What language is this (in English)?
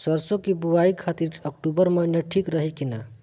Bhojpuri